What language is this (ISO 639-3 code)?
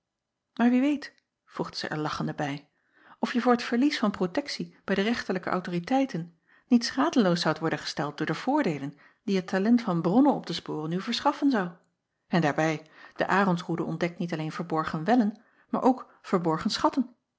nld